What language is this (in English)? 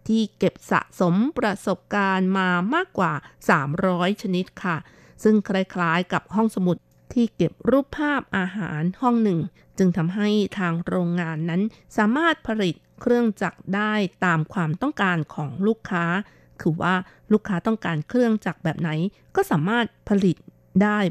Thai